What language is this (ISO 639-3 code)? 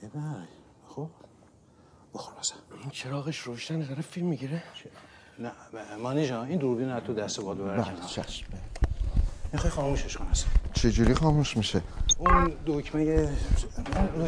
fas